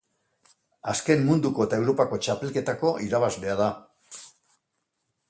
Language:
Basque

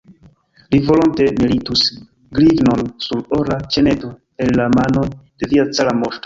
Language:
Esperanto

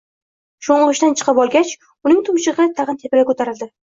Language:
Uzbek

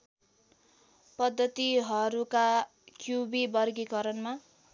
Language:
Nepali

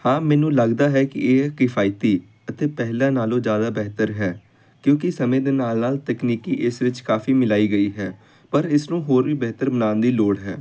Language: Punjabi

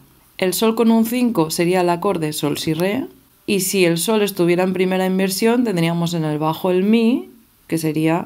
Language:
Spanish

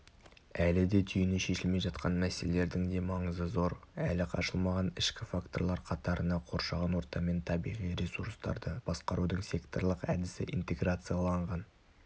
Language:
Kazakh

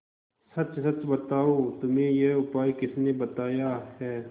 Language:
Hindi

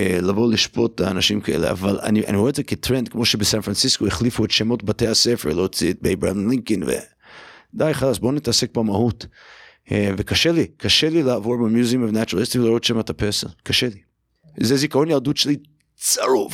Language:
Hebrew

